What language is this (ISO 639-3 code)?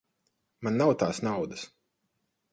lav